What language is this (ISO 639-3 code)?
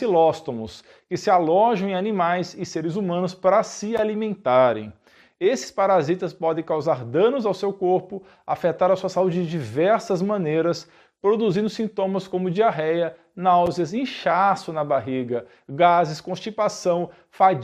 por